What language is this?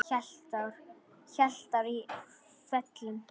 Icelandic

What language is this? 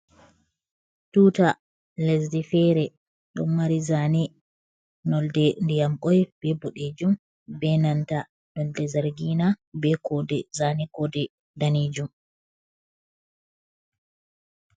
Fula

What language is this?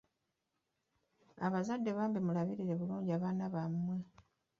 Ganda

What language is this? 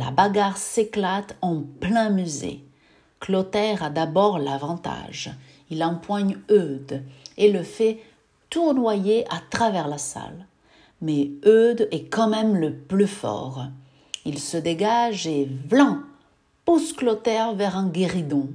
French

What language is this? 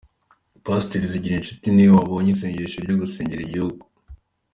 Kinyarwanda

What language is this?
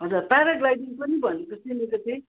Nepali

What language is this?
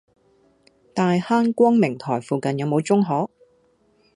Cantonese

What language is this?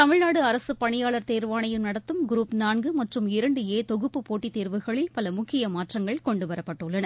Tamil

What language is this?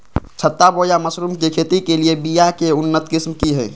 Magahi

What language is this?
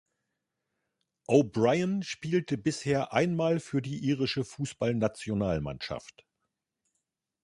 German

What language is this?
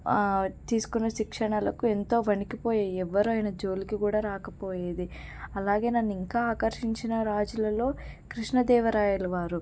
Telugu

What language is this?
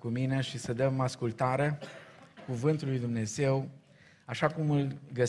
Romanian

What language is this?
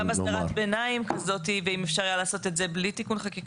Hebrew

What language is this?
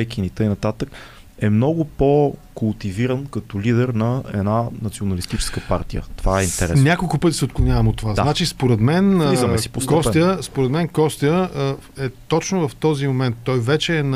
Bulgarian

